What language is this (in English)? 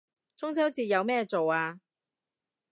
Cantonese